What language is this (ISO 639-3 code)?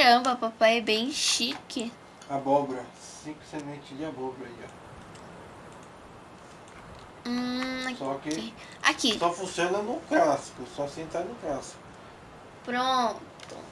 por